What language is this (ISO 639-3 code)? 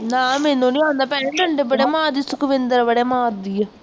pan